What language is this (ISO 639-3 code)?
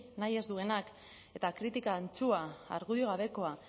eus